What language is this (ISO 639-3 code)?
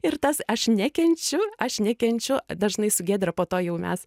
lit